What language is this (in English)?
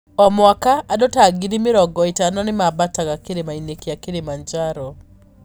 Kikuyu